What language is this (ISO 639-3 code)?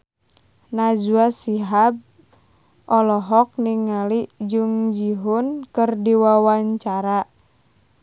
sun